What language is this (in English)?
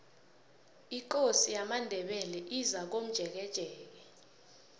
South Ndebele